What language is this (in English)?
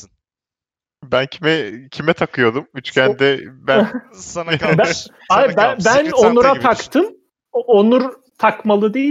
Turkish